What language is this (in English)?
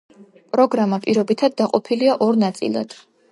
Georgian